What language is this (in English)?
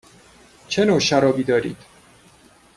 Persian